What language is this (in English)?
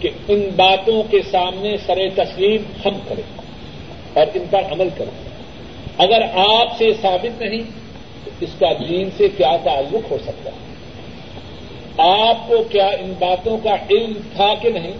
Urdu